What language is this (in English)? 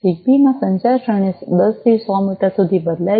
Gujarati